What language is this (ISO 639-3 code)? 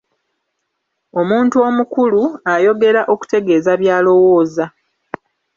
lug